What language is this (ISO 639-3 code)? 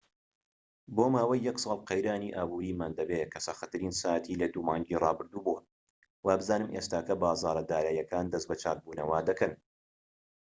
ckb